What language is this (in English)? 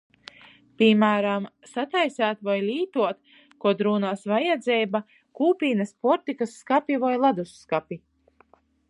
Latgalian